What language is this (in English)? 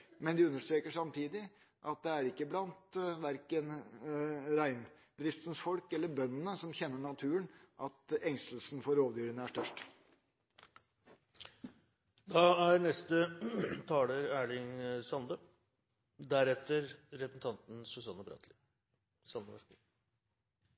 Norwegian Bokmål